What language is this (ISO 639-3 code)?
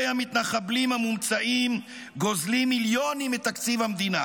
heb